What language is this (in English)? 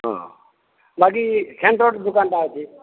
Odia